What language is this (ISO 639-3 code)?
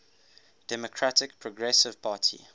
eng